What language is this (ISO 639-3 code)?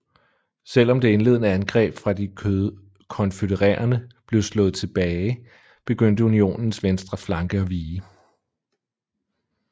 dan